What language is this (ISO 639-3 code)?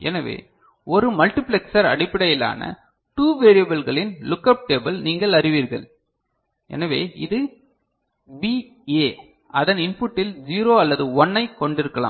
tam